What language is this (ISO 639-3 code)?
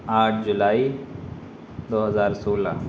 urd